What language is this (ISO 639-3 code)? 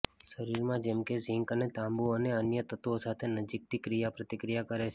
guj